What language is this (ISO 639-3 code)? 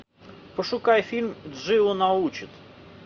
rus